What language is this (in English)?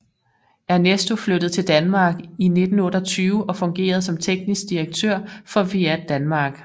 Danish